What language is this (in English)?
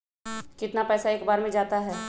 Magahi